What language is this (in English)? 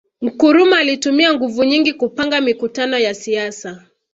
Swahili